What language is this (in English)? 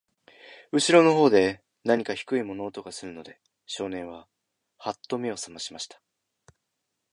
Japanese